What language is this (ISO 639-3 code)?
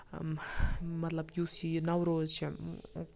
kas